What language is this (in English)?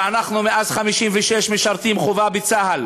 Hebrew